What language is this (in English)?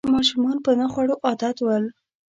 Pashto